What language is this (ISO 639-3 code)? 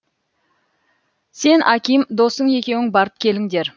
kaz